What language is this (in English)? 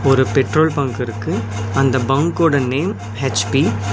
Tamil